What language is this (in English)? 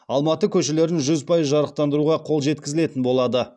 Kazakh